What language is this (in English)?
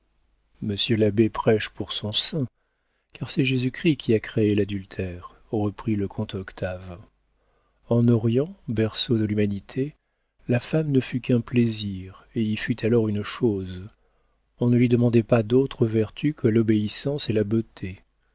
French